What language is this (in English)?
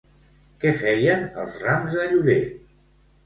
Catalan